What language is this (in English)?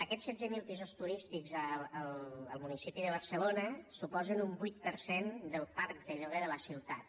Catalan